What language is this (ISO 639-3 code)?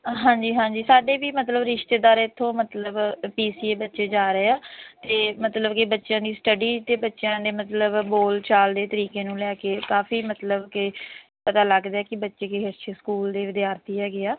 pan